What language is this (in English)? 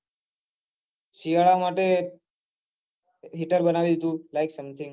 Gujarati